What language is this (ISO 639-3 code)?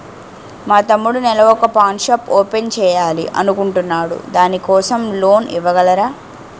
tel